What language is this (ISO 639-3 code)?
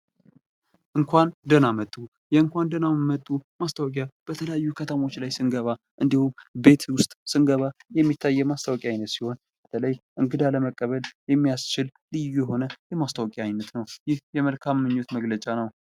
amh